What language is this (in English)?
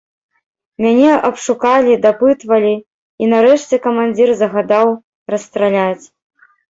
Belarusian